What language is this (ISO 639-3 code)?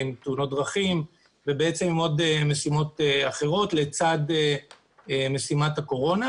heb